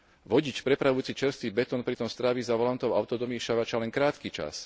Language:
Slovak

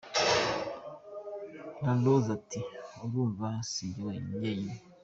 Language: Kinyarwanda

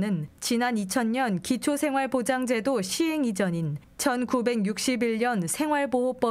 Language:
Korean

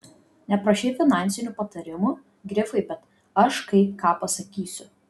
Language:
Lithuanian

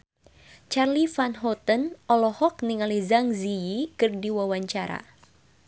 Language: Sundanese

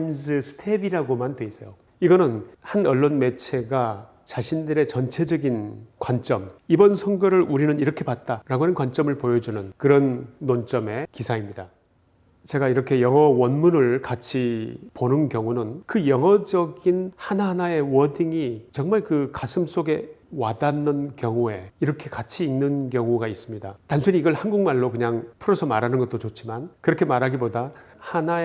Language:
Korean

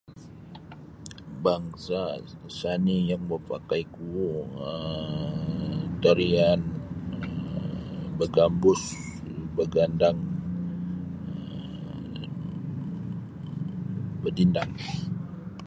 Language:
Sabah Bisaya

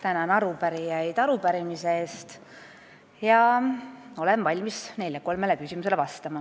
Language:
Estonian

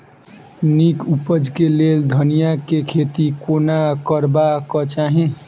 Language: Maithili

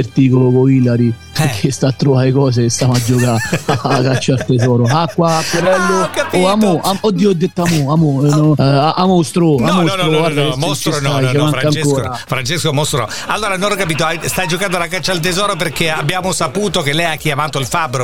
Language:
Italian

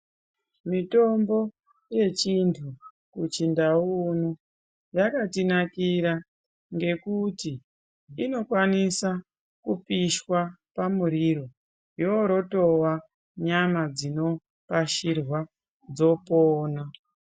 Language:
Ndau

